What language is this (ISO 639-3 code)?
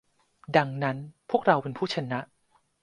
tha